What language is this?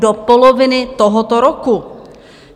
Czech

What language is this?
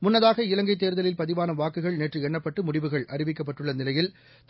Tamil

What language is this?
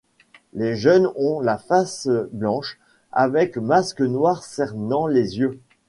French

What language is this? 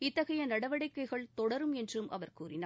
Tamil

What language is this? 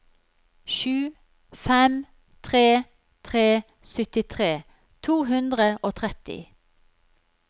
Norwegian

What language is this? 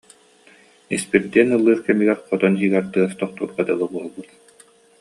Yakut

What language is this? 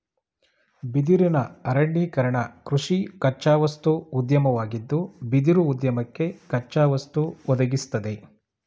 Kannada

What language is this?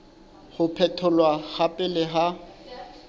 Southern Sotho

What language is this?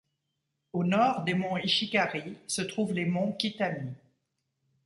French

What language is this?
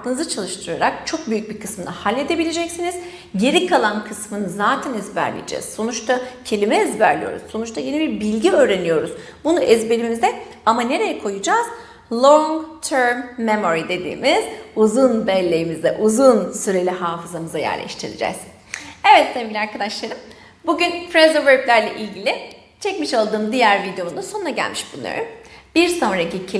Turkish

